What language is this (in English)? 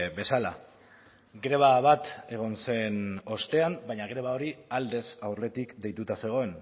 Basque